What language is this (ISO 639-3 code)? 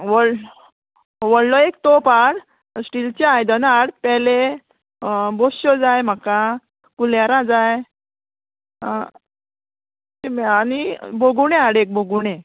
kok